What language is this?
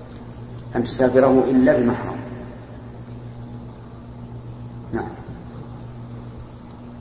Arabic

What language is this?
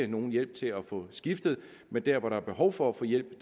Danish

